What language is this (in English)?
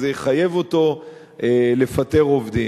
Hebrew